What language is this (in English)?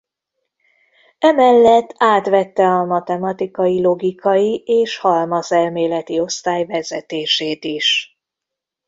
Hungarian